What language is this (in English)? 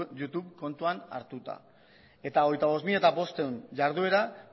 Basque